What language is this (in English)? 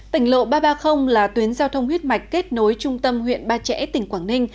Vietnamese